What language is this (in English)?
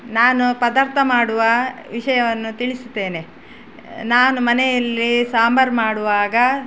Kannada